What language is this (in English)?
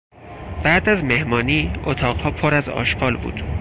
Persian